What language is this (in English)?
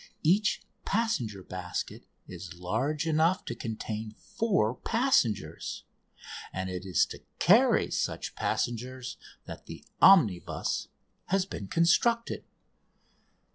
English